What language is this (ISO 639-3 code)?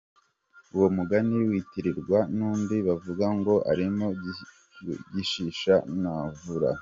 kin